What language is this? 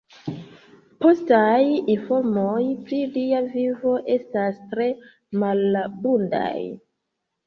Esperanto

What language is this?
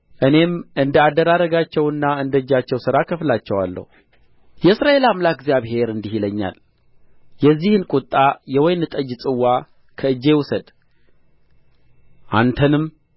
Amharic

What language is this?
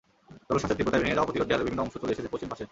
Bangla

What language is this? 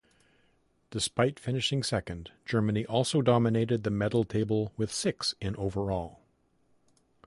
English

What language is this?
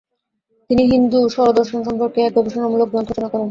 Bangla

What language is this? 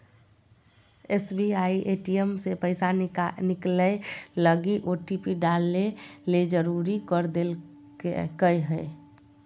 Magahi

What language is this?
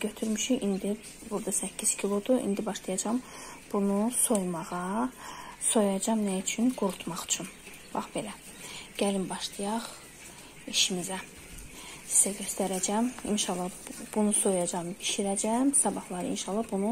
Turkish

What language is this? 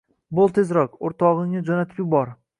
Uzbek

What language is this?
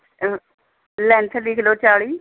Punjabi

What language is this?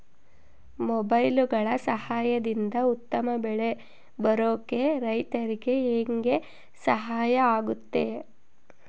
Kannada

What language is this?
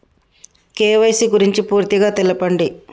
Telugu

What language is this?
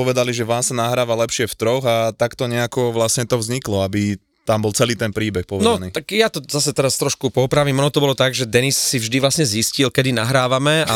Slovak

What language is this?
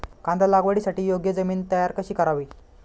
Marathi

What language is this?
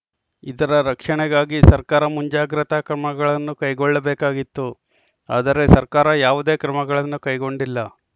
Kannada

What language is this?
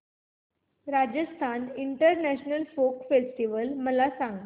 Marathi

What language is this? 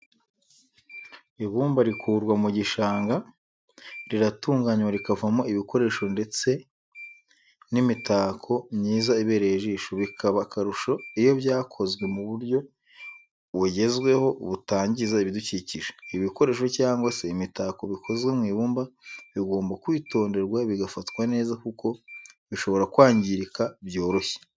Kinyarwanda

